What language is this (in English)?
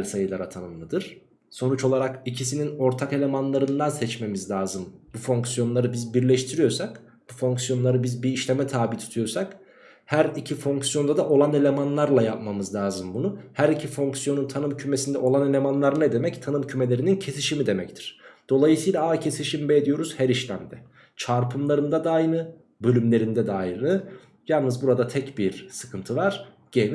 Turkish